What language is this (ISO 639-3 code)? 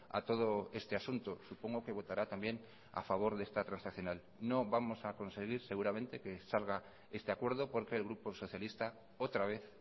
spa